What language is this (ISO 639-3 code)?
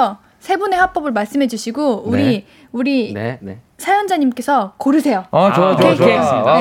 kor